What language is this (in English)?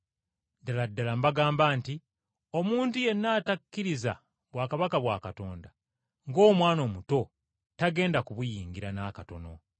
Ganda